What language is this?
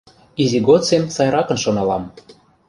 Mari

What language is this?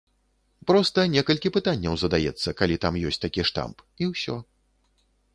Belarusian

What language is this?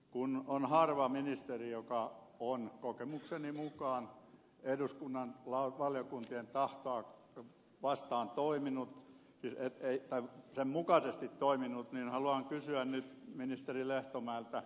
Finnish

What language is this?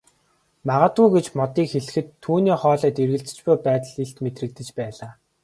Mongolian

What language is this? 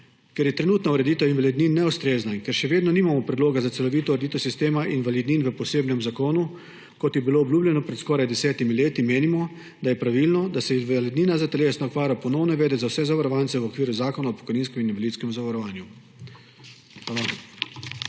Slovenian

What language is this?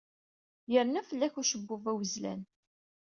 Kabyle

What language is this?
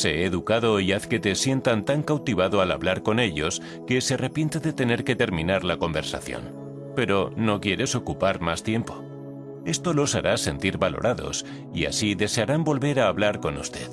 Spanish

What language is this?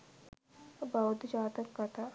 Sinhala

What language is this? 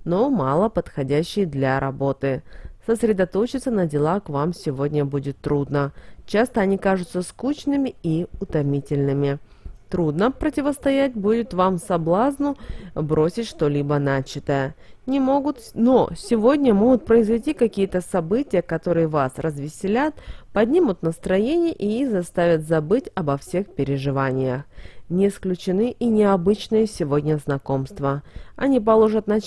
Russian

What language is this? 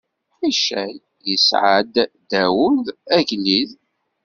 Kabyle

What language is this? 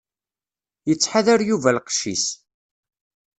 Kabyle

